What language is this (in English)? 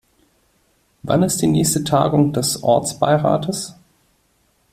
German